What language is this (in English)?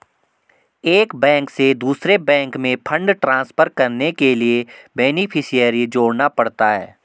Hindi